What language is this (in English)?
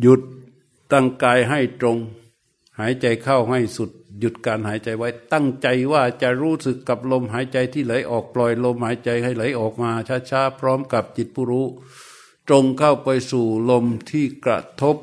Thai